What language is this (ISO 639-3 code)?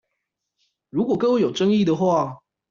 zho